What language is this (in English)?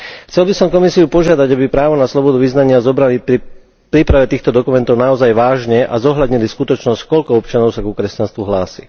Slovak